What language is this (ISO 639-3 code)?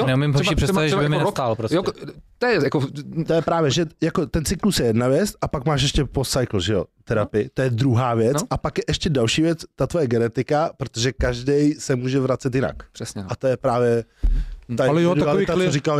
ces